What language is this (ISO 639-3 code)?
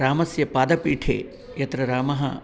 san